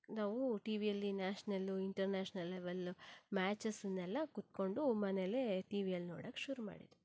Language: Kannada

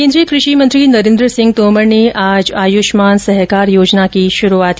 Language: Hindi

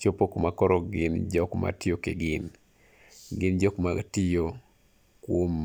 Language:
Luo (Kenya and Tanzania)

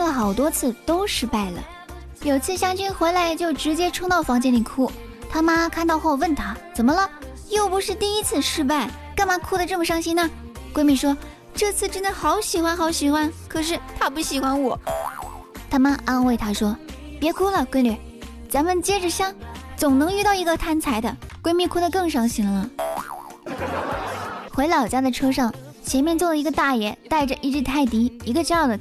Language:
Chinese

